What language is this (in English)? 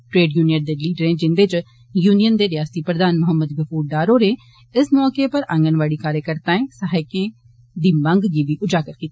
Dogri